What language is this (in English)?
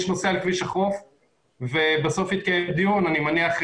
Hebrew